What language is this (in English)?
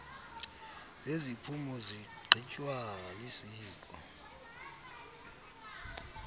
Xhosa